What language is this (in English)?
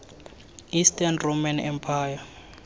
Tswana